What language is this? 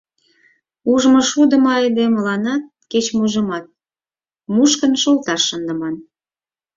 Mari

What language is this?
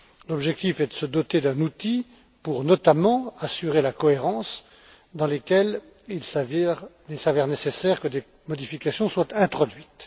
French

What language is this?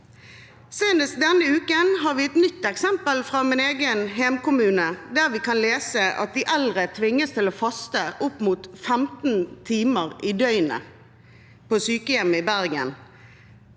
Norwegian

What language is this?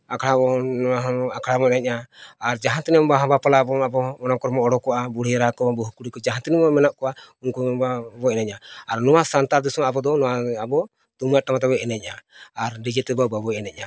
Santali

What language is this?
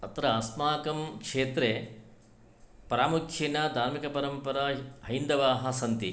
Sanskrit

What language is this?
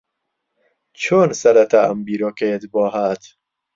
Central Kurdish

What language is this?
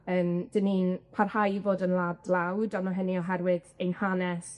Welsh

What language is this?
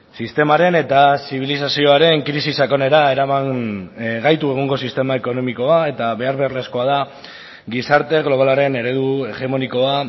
Basque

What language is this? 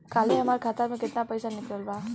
Bhojpuri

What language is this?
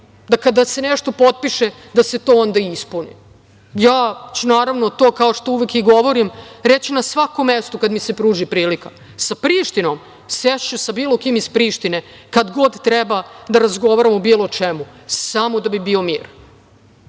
Serbian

